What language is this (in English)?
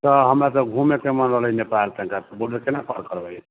Maithili